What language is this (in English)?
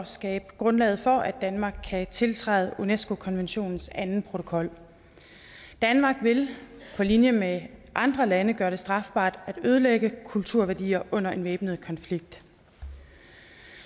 Danish